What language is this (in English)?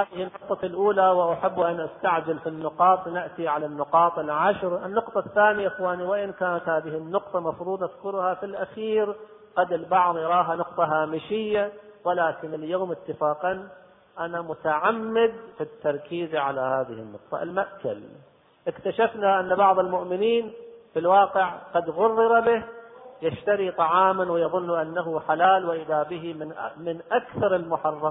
Arabic